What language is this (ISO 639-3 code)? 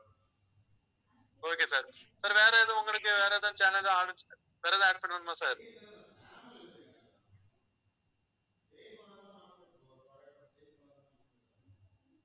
tam